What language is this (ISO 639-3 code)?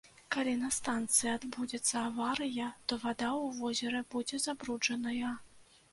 bel